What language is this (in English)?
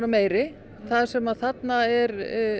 Icelandic